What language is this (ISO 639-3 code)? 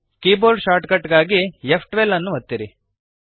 kan